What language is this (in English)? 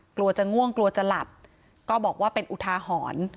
Thai